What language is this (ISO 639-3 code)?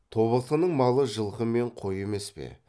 kaz